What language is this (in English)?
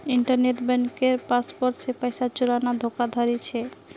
Magahi